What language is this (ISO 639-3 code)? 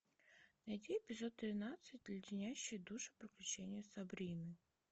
rus